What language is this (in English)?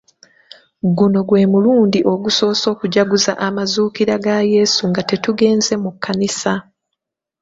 Ganda